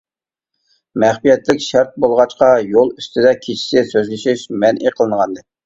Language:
Uyghur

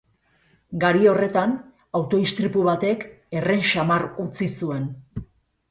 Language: Basque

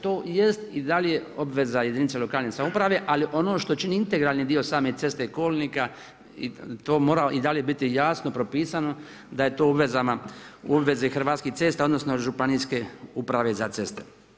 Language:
Croatian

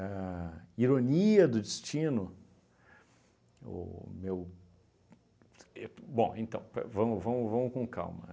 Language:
Portuguese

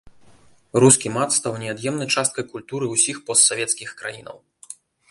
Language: Belarusian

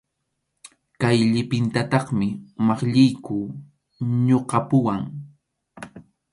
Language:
Arequipa-La Unión Quechua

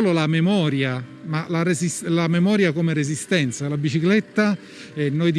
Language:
Italian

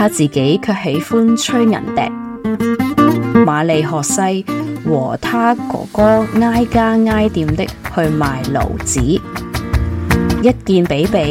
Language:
Chinese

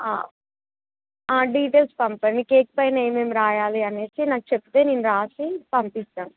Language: Telugu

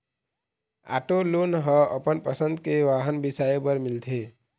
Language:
Chhattisgarhi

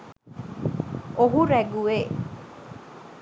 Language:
Sinhala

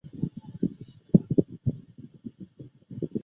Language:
Chinese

